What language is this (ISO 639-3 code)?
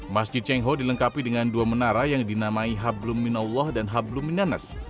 ind